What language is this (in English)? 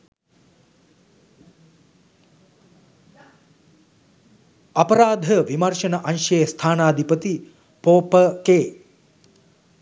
Sinhala